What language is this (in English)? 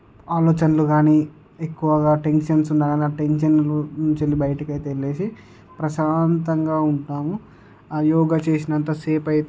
Telugu